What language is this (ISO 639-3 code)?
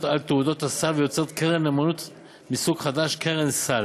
heb